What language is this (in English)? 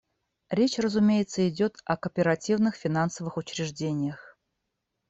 Russian